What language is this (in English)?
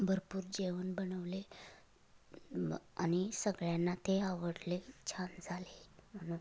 Marathi